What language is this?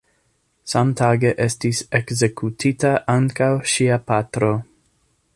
Esperanto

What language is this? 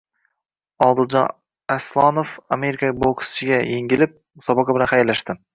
Uzbek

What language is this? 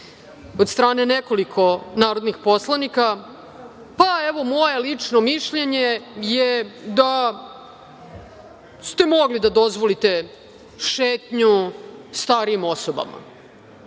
Serbian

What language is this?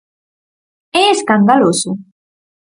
Galician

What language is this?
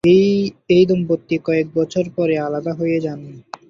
Bangla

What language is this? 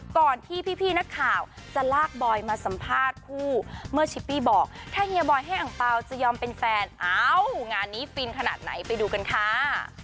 Thai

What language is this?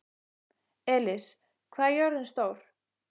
Icelandic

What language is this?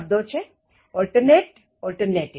Gujarati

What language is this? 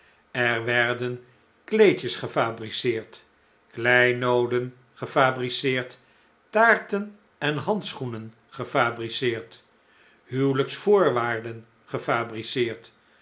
Dutch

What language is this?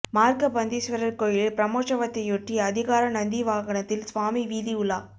Tamil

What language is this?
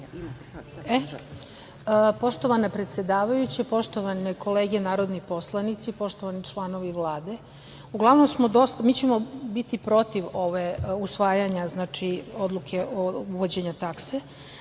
Serbian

